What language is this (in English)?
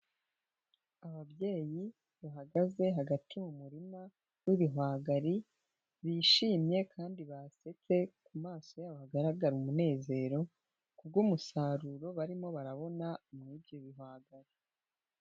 Kinyarwanda